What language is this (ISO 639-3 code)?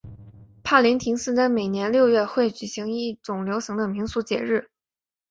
zho